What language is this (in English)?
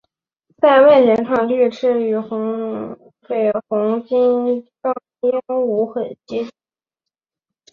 Chinese